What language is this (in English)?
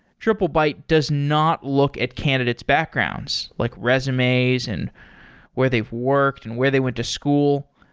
English